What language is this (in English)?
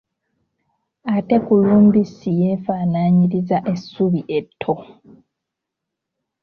Ganda